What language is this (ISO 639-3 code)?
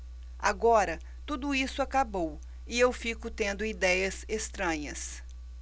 por